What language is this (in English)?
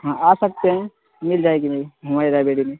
Urdu